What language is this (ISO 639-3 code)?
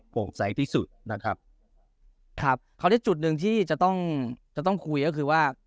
tha